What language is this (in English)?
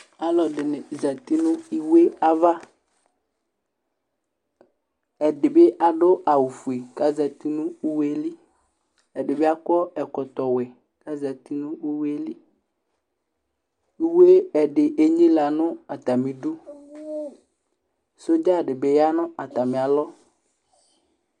Ikposo